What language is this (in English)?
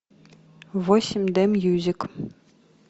Russian